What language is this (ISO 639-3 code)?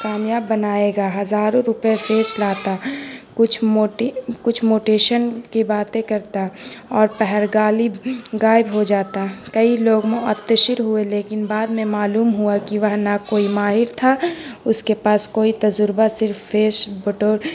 urd